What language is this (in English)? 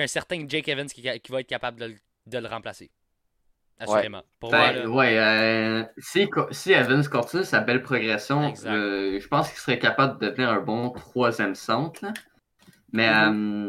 French